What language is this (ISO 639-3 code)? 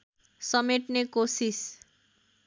nep